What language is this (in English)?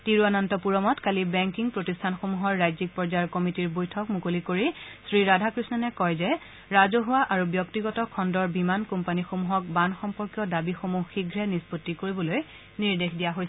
Assamese